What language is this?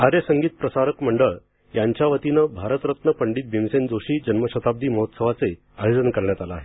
Marathi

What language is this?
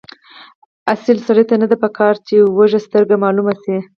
Pashto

